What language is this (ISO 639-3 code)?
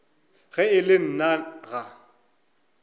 nso